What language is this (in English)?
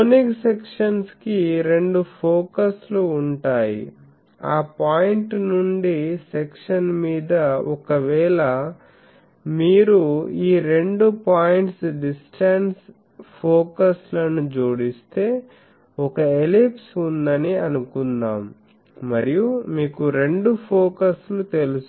Telugu